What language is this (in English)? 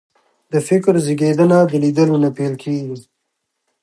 Pashto